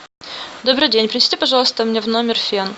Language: Russian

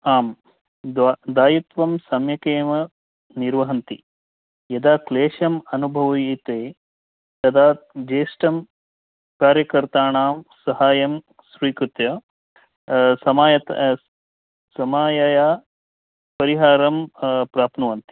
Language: Sanskrit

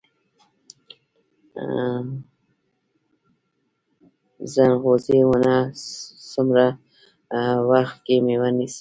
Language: Pashto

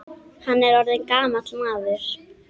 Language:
Icelandic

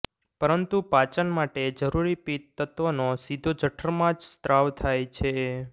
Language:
Gujarati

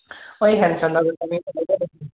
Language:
Assamese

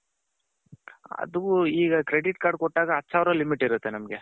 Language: Kannada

